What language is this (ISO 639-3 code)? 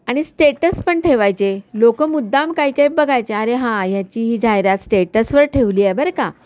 mar